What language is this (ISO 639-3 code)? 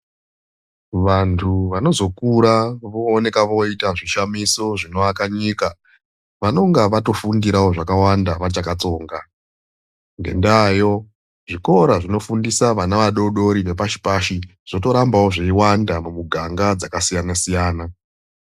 ndc